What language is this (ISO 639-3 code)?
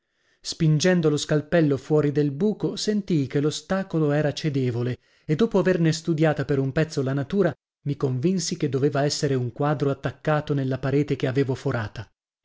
ita